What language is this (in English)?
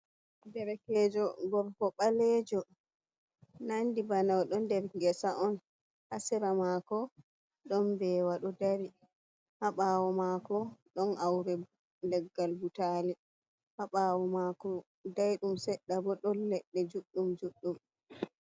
Fula